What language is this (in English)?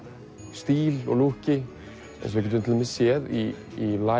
Icelandic